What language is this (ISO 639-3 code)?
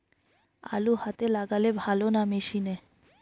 ben